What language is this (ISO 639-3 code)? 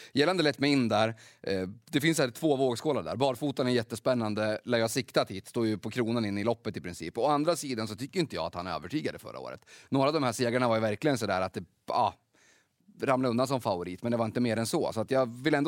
swe